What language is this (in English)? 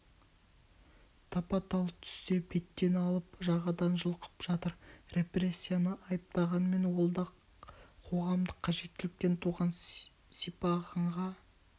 Kazakh